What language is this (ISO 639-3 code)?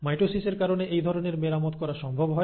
ben